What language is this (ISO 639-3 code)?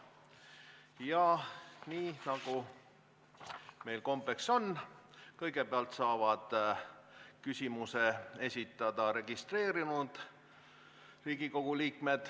est